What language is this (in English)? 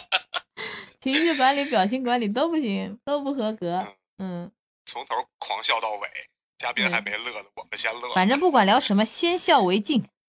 Chinese